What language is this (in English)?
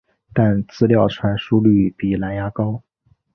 Chinese